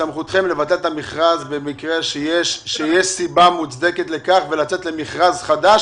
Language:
Hebrew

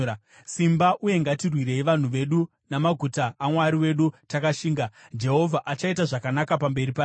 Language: Shona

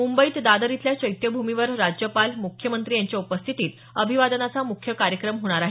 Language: Marathi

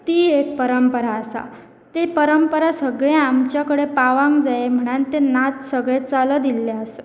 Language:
Konkani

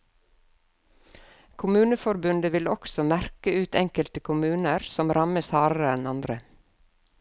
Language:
Norwegian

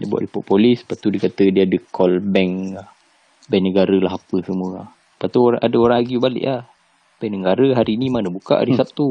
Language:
Malay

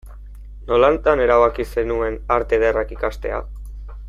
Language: Basque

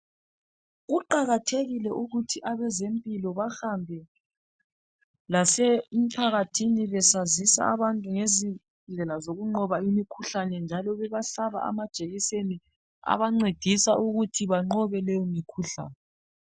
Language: North Ndebele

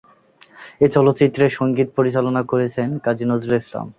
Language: Bangla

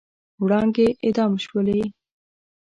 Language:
Pashto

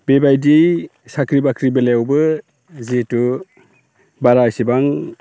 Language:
Bodo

